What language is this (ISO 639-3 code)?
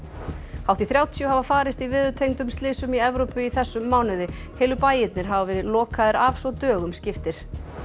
isl